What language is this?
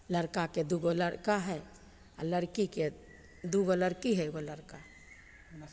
Maithili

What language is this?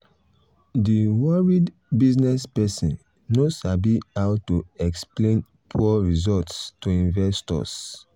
Nigerian Pidgin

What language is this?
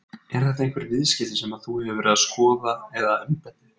Icelandic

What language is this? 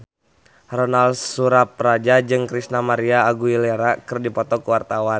Sundanese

